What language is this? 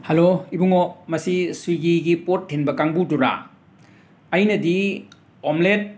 Manipuri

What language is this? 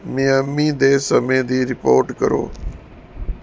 Punjabi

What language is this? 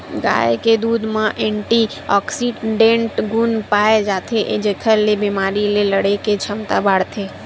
Chhattisgarhi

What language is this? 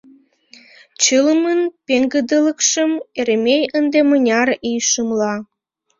Mari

